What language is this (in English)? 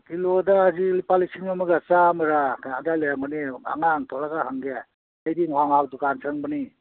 Manipuri